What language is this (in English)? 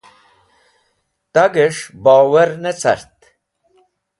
Wakhi